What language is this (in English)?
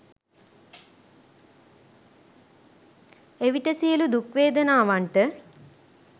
Sinhala